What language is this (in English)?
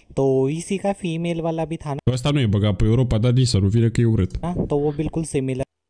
Romanian